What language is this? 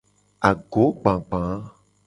Gen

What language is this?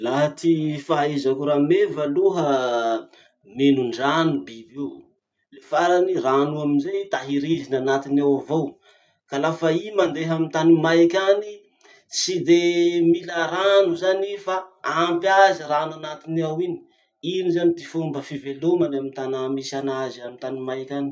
Masikoro Malagasy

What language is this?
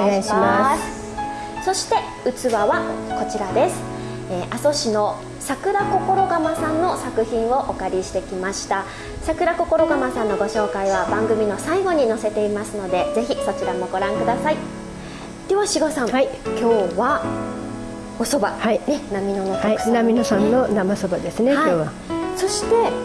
Japanese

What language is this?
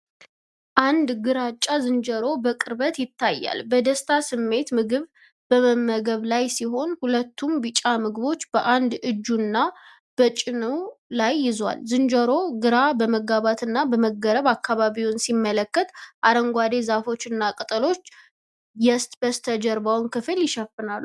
Amharic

